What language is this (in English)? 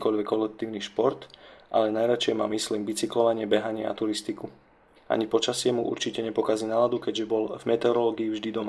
Slovak